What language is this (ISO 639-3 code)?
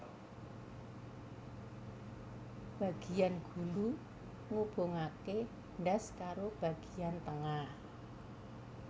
jav